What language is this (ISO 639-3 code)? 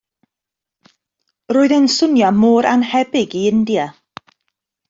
cym